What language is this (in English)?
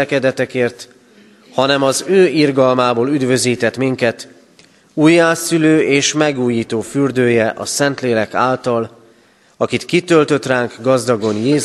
Hungarian